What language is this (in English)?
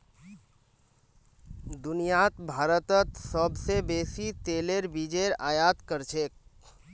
Magahi